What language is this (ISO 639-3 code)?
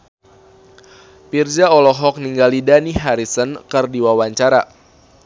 sun